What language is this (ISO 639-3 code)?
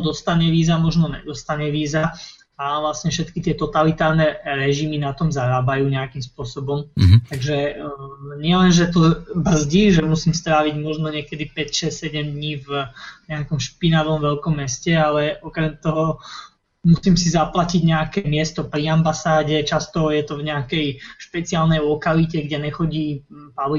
slk